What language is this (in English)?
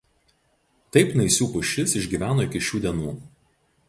Lithuanian